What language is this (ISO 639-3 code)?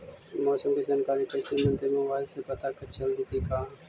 mag